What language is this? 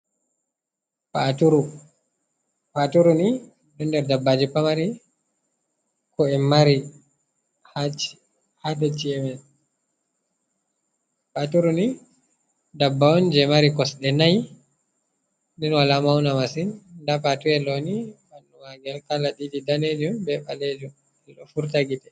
Fula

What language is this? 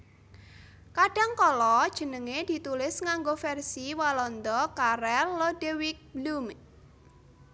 Javanese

